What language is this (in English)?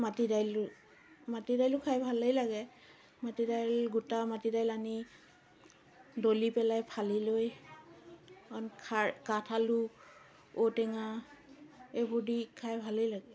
Assamese